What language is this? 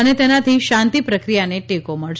Gujarati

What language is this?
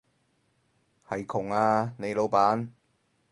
Cantonese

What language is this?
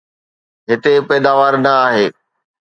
Sindhi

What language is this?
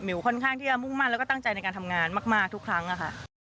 Thai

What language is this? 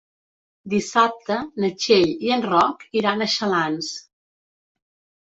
Catalan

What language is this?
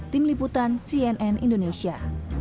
Indonesian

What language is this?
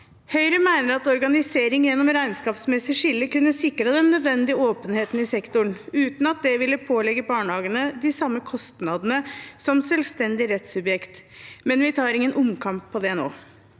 Norwegian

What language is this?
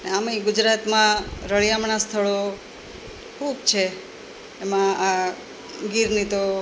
Gujarati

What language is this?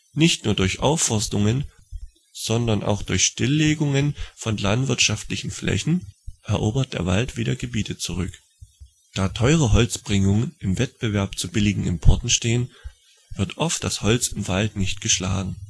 German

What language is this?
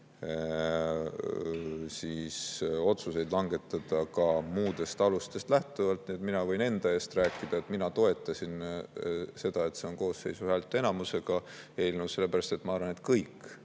Estonian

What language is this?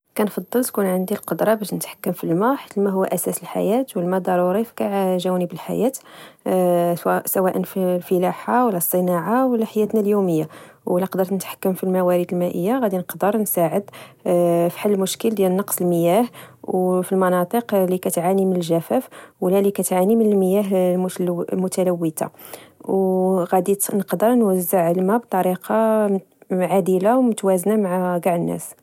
Moroccan Arabic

